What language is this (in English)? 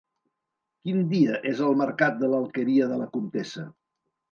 Catalan